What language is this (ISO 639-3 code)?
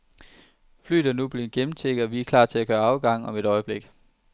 dan